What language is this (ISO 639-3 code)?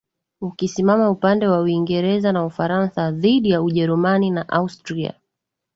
swa